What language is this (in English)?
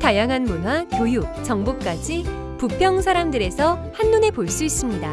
Korean